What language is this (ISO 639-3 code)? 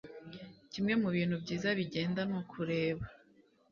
kin